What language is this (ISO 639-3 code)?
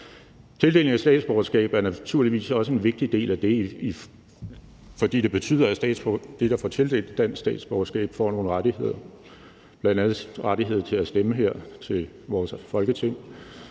dan